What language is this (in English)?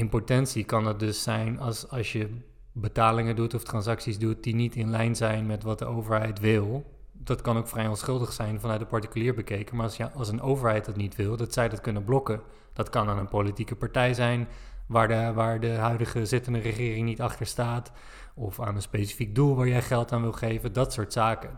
Dutch